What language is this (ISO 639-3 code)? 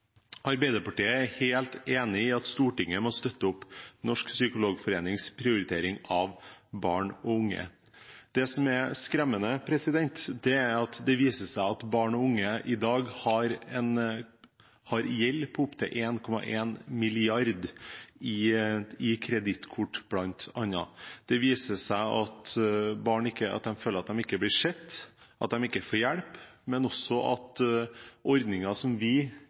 nob